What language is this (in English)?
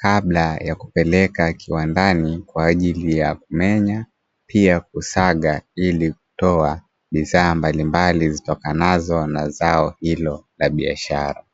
Swahili